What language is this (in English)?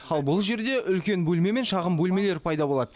Kazakh